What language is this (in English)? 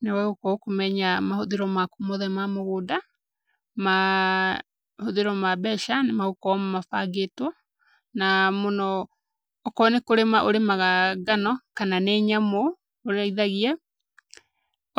Kikuyu